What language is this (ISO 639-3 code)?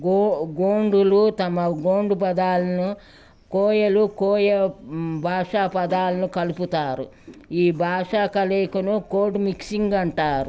tel